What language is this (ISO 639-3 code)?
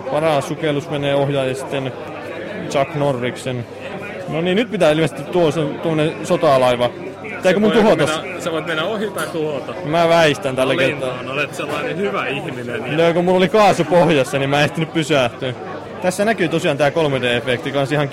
fin